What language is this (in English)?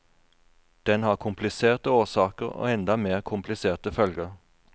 Norwegian